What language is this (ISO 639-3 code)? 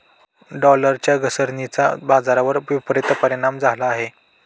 mar